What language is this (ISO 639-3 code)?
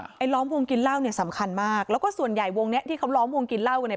tha